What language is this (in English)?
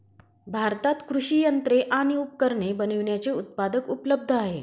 Marathi